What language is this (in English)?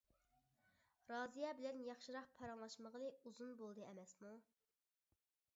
Uyghur